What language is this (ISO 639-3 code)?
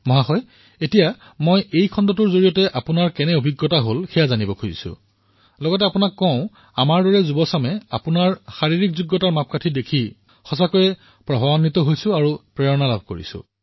asm